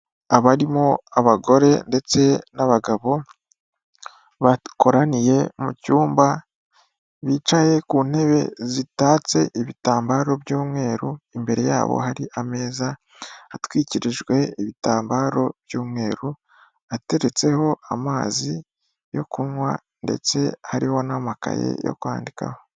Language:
Kinyarwanda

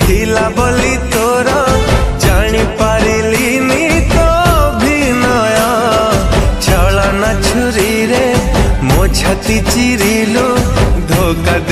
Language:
Indonesian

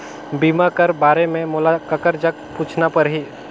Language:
Chhattisgarhi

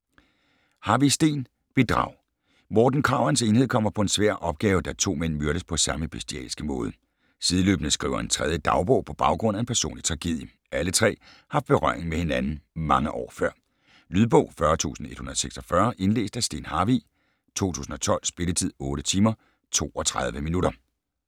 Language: Danish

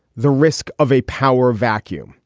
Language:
English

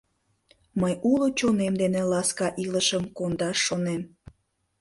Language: Mari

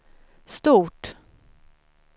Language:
Swedish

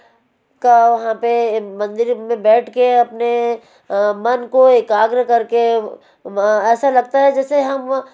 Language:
Hindi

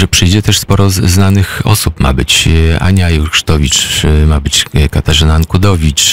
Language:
Polish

